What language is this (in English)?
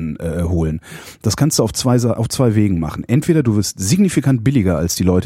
German